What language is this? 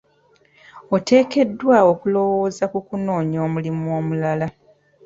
Ganda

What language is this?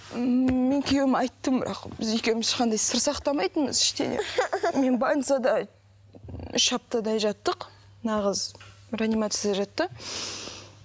Kazakh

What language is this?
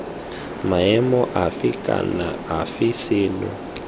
Tswana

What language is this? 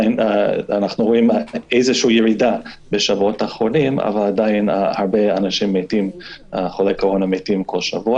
Hebrew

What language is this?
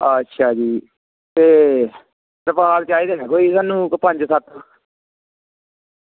Dogri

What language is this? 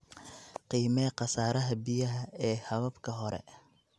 Somali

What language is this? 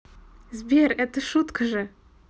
Russian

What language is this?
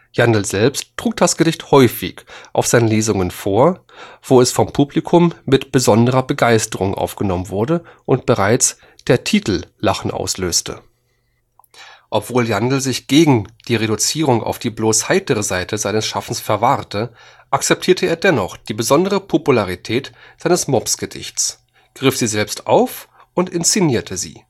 German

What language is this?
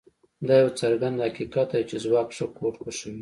Pashto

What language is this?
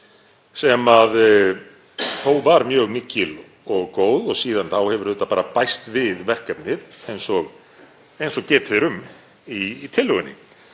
Icelandic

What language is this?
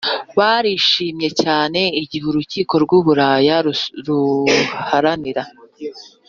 Kinyarwanda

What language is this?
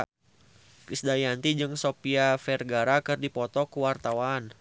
Sundanese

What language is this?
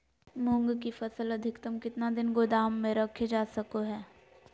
Magahi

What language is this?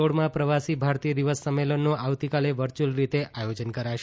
Gujarati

